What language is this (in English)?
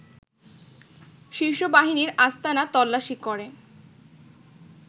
Bangla